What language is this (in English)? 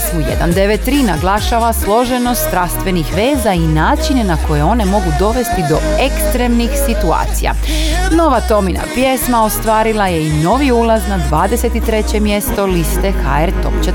Croatian